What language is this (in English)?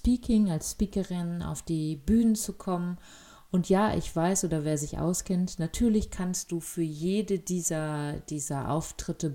German